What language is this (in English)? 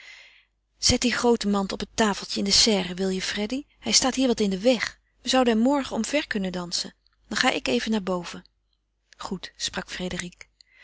Dutch